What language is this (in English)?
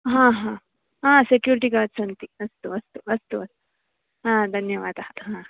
Sanskrit